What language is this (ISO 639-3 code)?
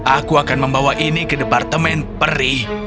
ind